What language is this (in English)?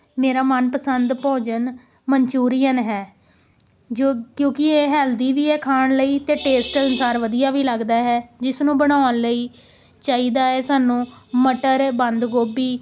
Punjabi